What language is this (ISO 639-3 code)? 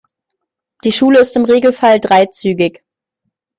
deu